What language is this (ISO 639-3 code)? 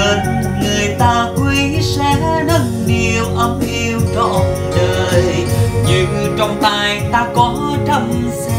vie